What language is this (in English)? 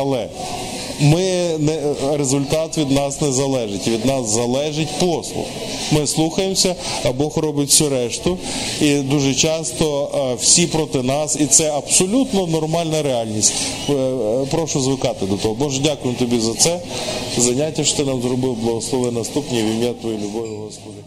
Ukrainian